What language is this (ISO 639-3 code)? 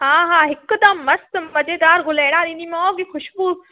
snd